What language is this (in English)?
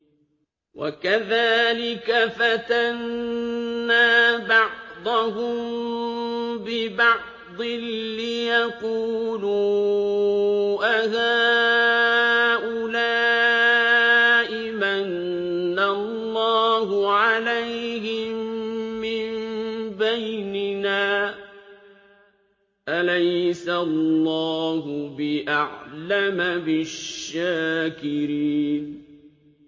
Arabic